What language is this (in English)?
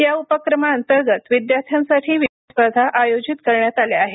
Marathi